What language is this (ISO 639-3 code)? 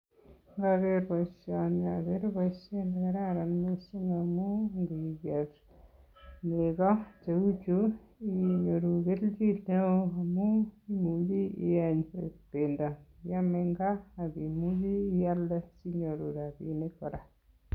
kln